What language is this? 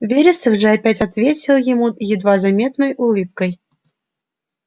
Russian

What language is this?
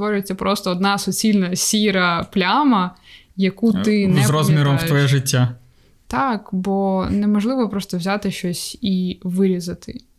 Ukrainian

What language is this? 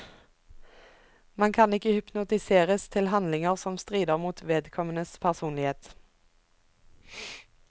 Norwegian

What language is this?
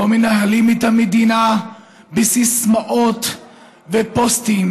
Hebrew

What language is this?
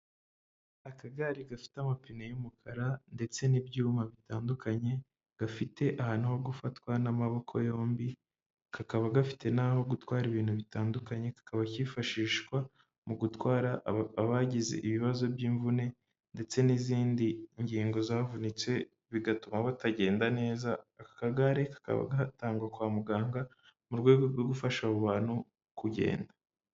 Kinyarwanda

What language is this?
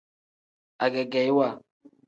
Tem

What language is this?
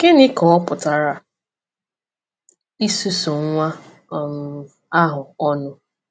Igbo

